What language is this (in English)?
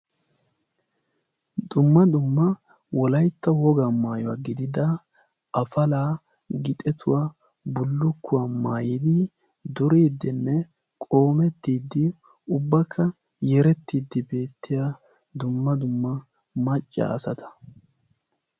Wolaytta